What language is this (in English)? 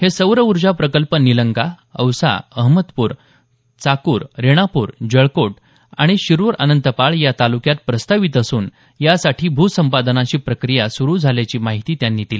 Marathi